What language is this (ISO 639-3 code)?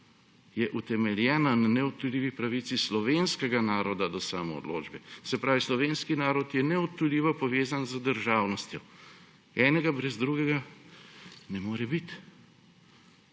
slv